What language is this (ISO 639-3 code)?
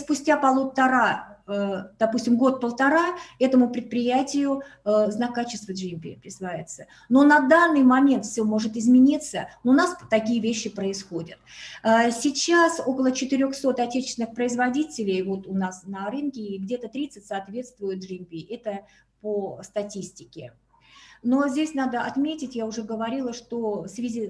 rus